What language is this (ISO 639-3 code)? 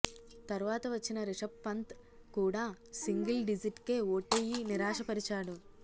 tel